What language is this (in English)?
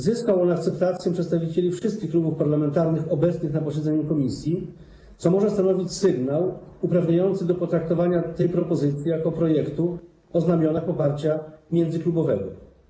Polish